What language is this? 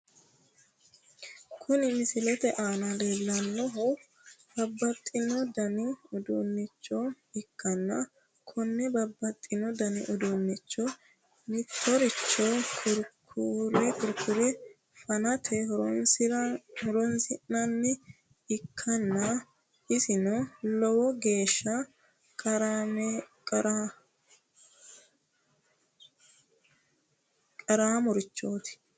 Sidamo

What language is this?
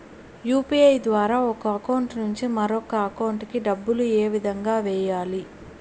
Telugu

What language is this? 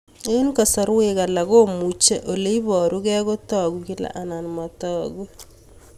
Kalenjin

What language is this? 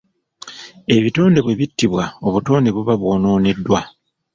Ganda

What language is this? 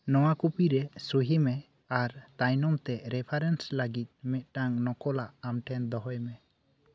Santali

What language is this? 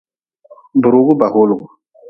Nawdm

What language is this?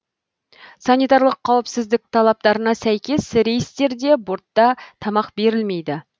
Kazakh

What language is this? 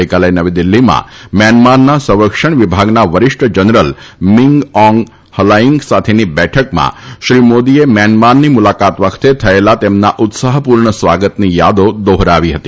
Gujarati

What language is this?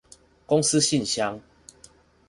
Chinese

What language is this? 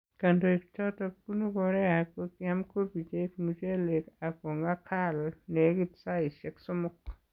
Kalenjin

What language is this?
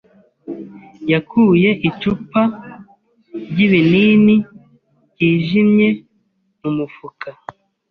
Kinyarwanda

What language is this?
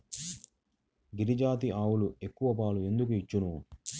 Telugu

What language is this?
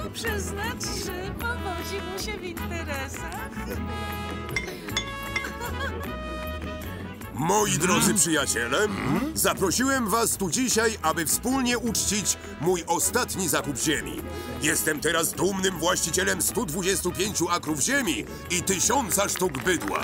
Polish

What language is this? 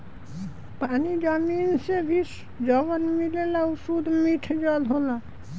Bhojpuri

